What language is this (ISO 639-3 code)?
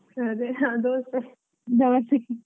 kan